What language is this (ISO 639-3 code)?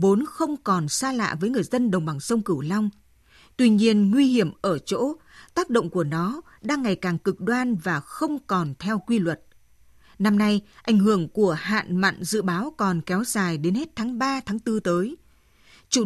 vie